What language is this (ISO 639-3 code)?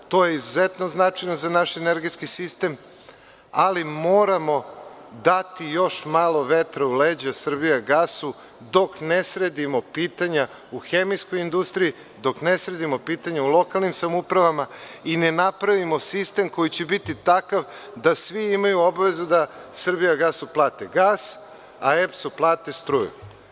srp